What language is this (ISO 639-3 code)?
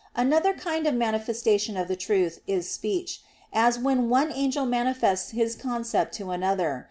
eng